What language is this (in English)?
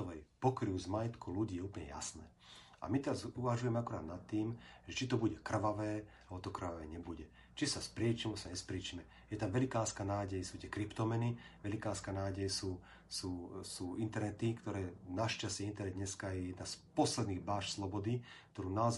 Slovak